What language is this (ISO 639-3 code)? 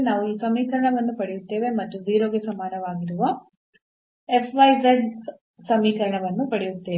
kan